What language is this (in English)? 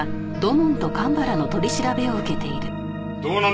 Japanese